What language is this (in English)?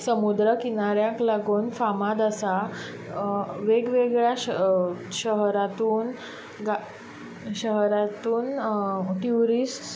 Konkani